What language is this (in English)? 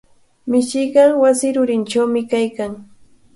Cajatambo North Lima Quechua